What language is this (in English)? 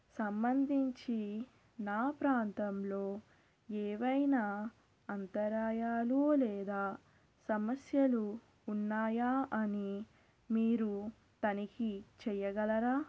Telugu